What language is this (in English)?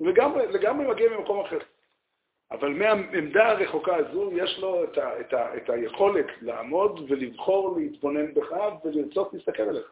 Hebrew